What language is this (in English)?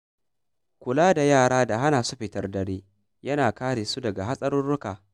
Hausa